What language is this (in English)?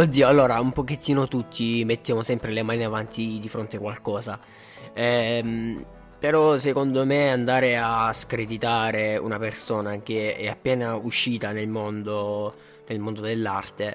Italian